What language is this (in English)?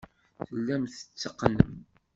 Kabyle